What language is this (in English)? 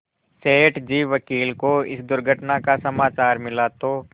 Hindi